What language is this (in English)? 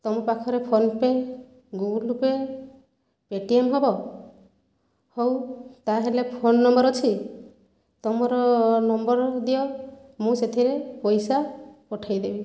Odia